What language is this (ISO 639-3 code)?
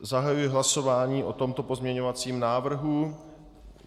ces